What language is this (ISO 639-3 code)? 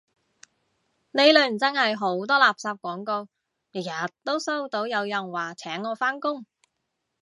yue